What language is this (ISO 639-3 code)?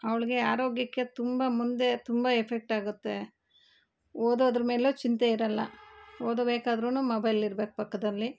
kan